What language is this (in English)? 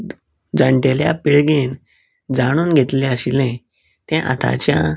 Konkani